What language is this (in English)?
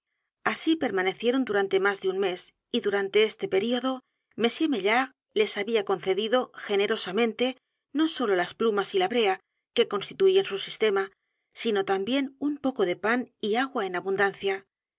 Spanish